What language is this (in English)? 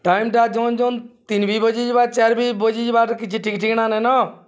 Odia